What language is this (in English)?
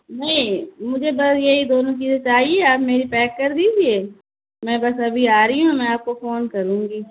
Urdu